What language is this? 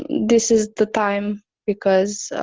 English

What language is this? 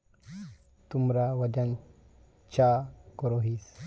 Magahi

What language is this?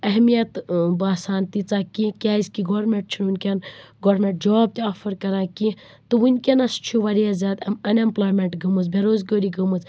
Kashmiri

